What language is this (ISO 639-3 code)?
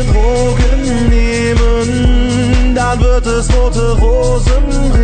ron